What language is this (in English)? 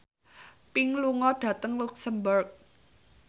Javanese